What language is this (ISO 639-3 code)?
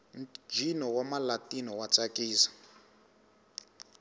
tso